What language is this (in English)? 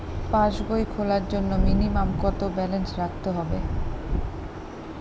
Bangla